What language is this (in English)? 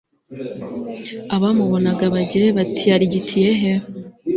Kinyarwanda